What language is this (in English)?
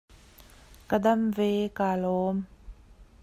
Hakha Chin